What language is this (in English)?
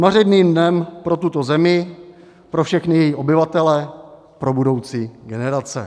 Czech